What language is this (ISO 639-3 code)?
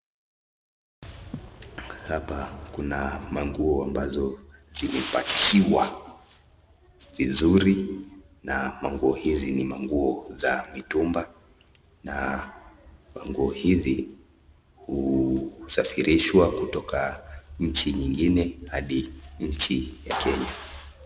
swa